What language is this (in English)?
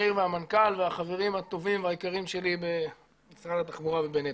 Hebrew